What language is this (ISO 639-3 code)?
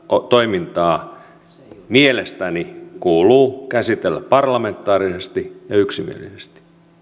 fin